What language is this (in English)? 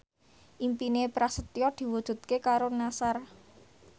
Javanese